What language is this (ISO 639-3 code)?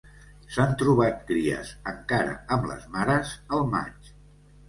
cat